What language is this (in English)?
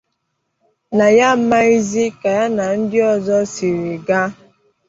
Igbo